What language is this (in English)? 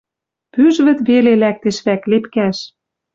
Western Mari